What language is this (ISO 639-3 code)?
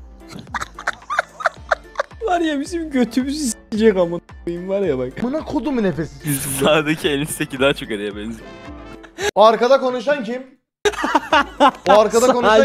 tur